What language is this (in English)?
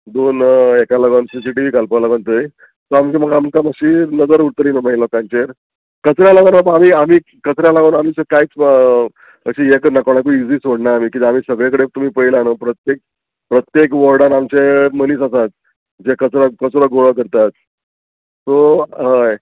Konkani